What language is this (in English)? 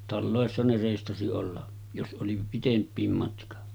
Finnish